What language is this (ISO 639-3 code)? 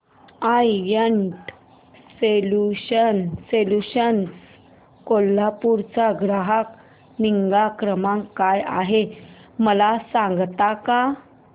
mar